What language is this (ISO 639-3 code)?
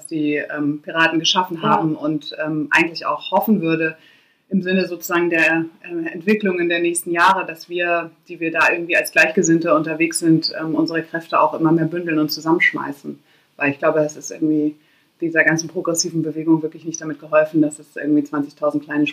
deu